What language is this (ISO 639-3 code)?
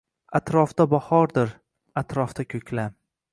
uzb